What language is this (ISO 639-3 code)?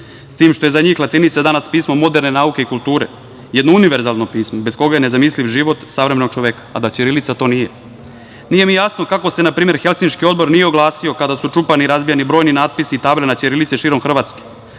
srp